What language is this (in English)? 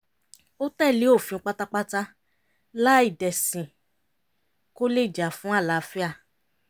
Yoruba